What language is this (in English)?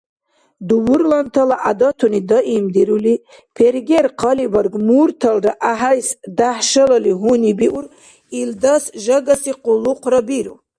Dargwa